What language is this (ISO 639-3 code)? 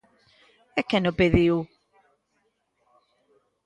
glg